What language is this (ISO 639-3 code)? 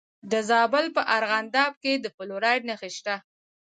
pus